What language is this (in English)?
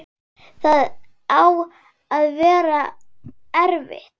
Icelandic